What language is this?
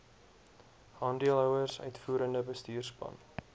Afrikaans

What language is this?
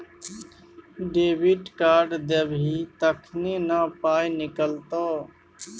Maithili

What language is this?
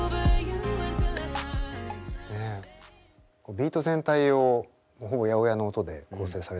Japanese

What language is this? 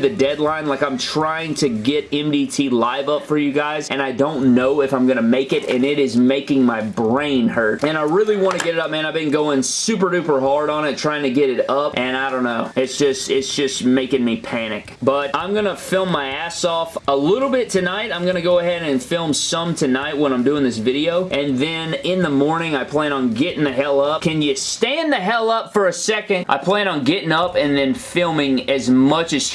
English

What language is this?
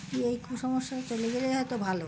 Bangla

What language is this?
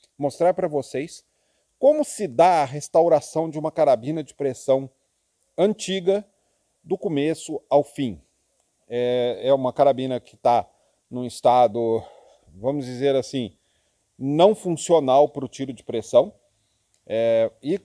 Portuguese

